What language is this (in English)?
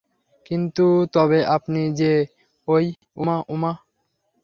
Bangla